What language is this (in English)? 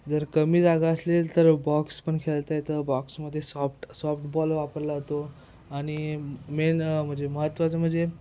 Marathi